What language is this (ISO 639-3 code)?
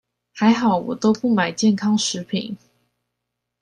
zho